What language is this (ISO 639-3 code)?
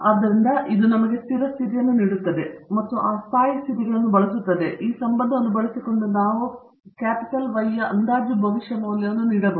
kan